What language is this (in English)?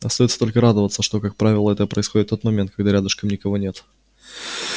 Russian